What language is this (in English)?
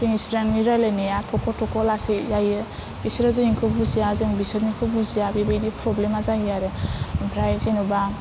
Bodo